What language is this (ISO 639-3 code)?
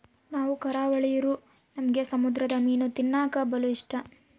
kan